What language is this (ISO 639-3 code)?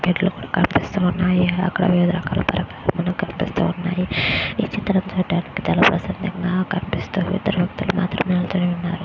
tel